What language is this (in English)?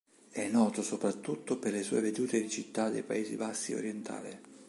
Italian